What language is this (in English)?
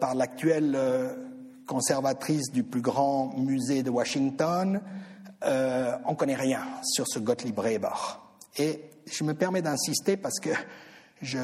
French